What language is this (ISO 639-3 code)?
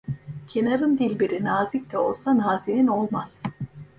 tur